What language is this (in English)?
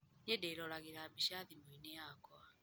Kikuyu